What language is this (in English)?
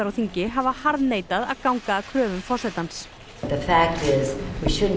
Icelandic